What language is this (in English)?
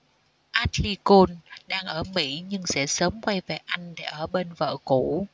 Vietnamese